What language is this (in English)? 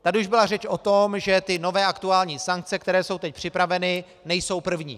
Czech